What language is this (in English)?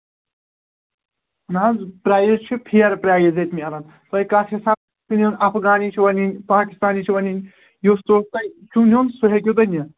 Kashmiri